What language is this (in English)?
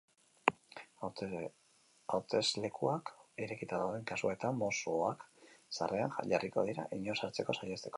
Basque